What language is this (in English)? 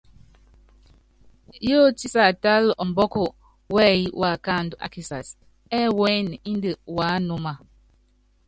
Yangben